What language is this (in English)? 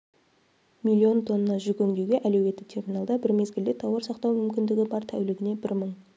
Kazakh